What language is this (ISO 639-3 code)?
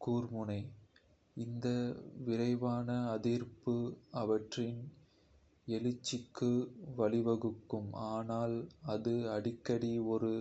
kfe